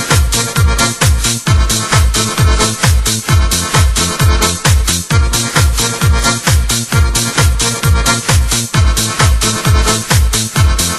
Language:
Arabic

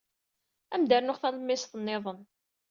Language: Kabyle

